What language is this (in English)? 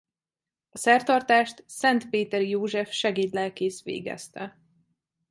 Hungarian